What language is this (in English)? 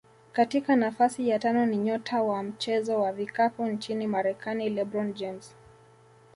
Swahili